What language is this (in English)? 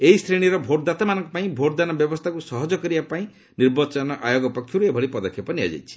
Odia